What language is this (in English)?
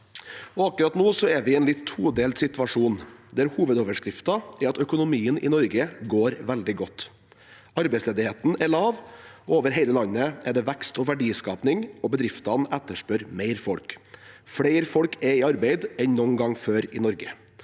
Norwegian